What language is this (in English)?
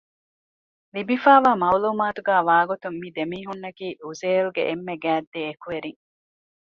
Divehi